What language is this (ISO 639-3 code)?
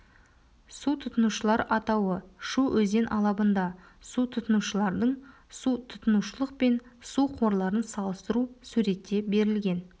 kaz